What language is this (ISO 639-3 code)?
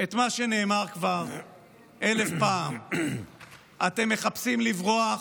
heb